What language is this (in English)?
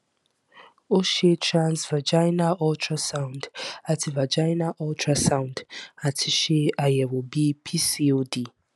Yoruba